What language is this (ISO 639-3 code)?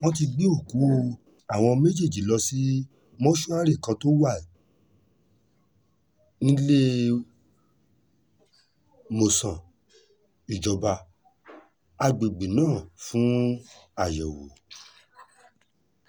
yor